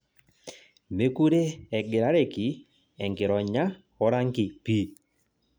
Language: Masai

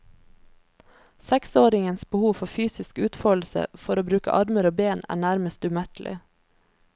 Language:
Norwegian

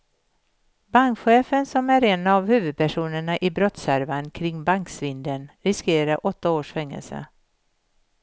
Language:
Swedish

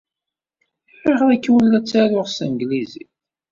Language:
Kabyle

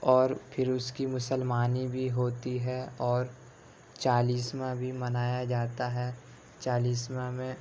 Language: Urdu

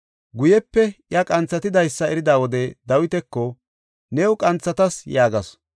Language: Gofa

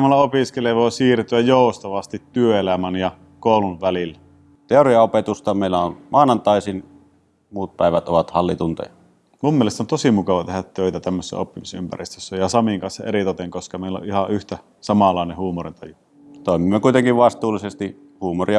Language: Finnish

